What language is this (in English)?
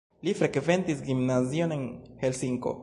Esperanto